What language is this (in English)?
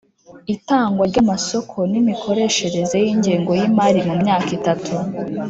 Kinyarwanda